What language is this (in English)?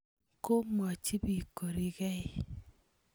Kalenjin